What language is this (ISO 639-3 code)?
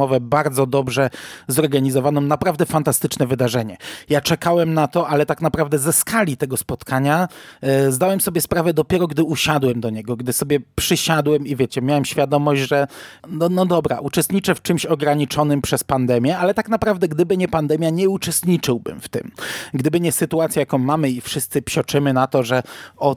pol